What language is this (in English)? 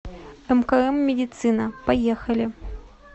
Russian